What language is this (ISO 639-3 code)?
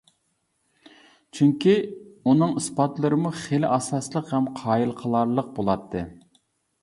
uig